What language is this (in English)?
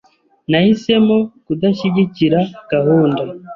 Kinyarwanda